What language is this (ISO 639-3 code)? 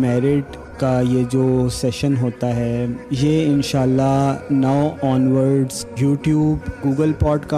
urd